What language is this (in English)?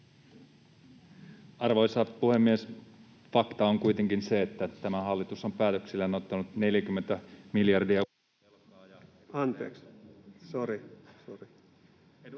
Finnish